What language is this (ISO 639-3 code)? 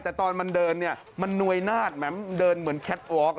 tha